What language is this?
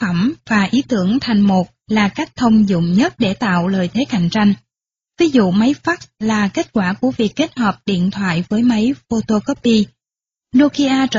Vietnamese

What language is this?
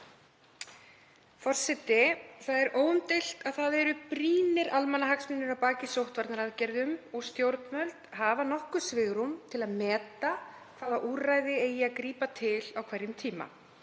Icelandic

